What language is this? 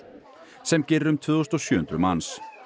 Icelandic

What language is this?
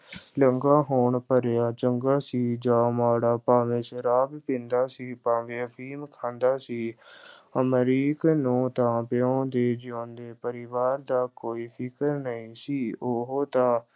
Punjabi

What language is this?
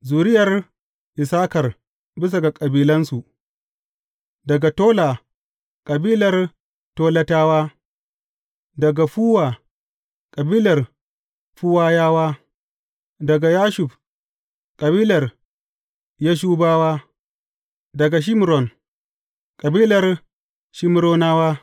Hausa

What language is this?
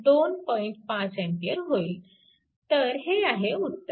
Marathi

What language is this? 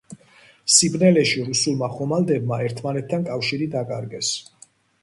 Georgian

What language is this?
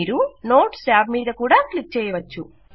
Telugu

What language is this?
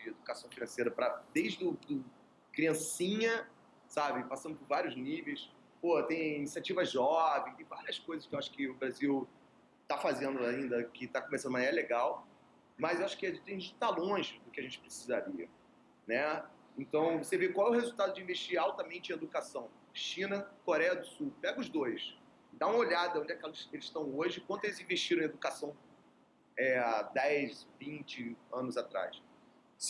Portuguese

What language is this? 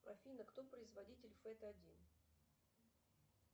Russian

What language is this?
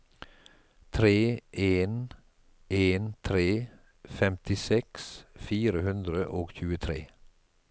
Norwegian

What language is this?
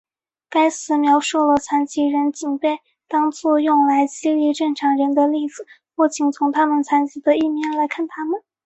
Chinese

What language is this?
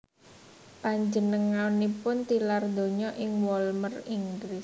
Javanese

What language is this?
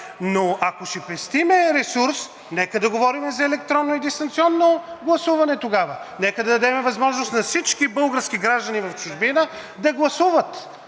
Bulgarian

